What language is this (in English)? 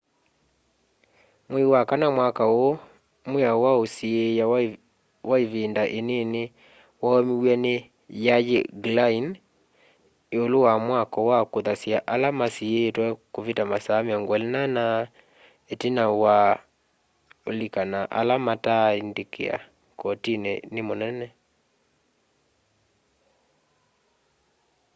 Kamba